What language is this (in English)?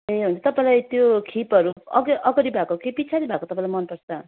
Nepali